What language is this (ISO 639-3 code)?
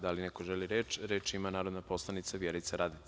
srp